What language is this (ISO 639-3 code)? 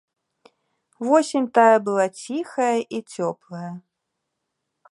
bel